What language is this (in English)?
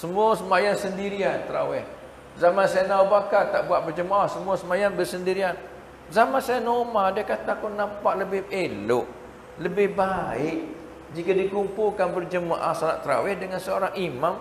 Malay